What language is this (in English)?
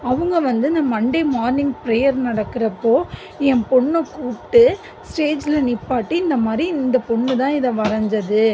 Tamil